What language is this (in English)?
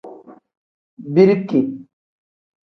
Tem